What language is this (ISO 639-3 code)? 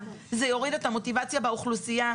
heb